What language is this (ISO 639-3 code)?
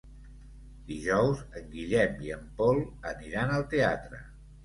cat